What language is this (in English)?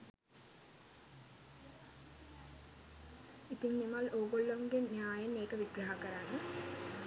Sinhala